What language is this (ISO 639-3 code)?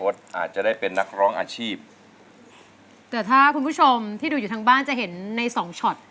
tha